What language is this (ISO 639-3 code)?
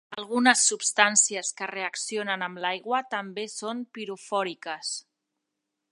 cat